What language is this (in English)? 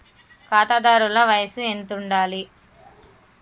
Telugu